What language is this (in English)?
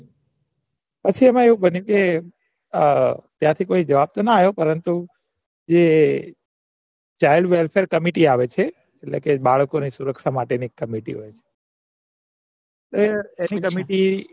Gujarati